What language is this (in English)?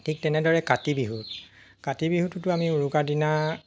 Assamese